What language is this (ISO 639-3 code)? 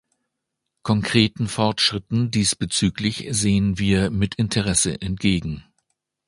deu